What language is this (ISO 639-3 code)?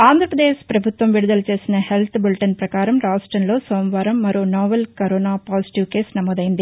tel